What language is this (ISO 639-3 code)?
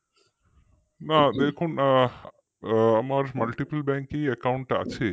ben